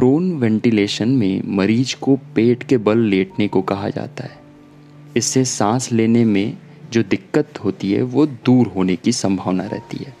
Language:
Hindi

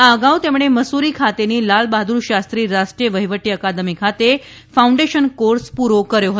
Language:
Gujarati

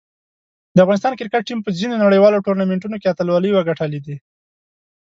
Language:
Pashto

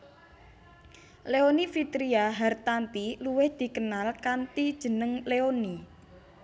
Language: Javanese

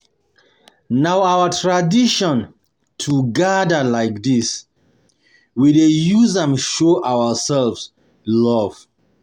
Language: Nigerian Pidgin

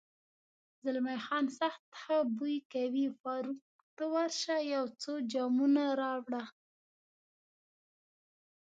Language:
Pashto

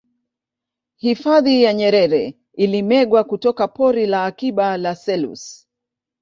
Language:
Swahili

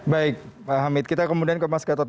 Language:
Indonesian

